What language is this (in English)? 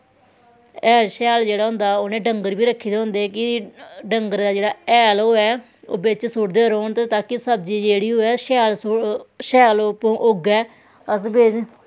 Dogri